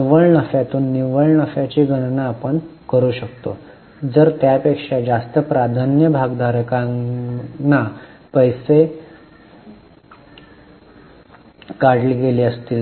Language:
Marathi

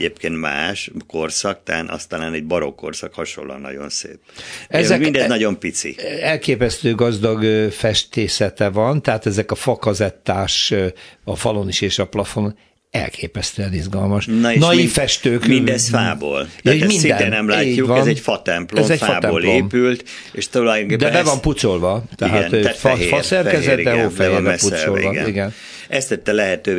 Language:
Hungarian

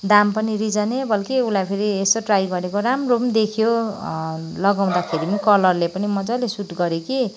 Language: Nepali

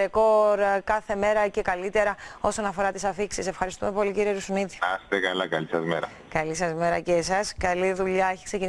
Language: Greek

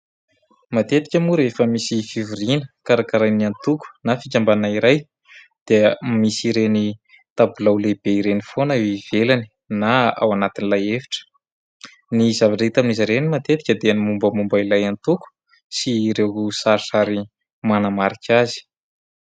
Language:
Malagasy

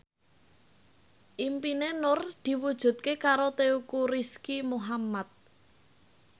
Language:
Javanese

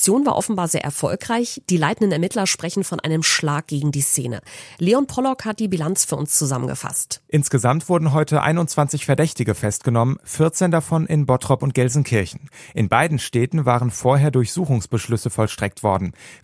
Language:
German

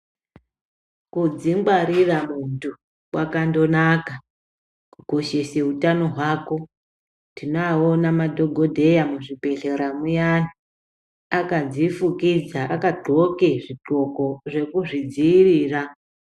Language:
Ndau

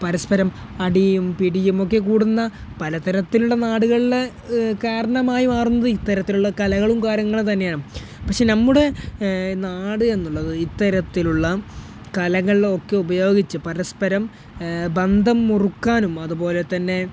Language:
Malayalam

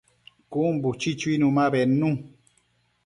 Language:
Matsés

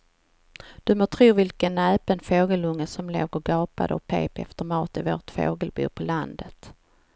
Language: Swedish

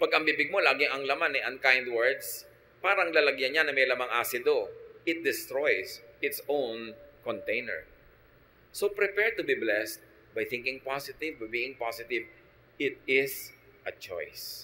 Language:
Filipino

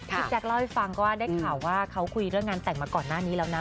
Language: Thai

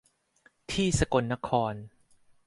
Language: Thai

